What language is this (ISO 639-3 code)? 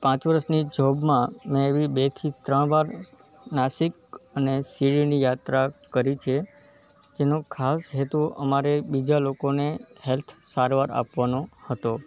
guj